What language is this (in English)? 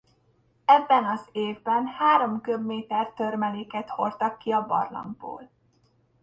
Hungarian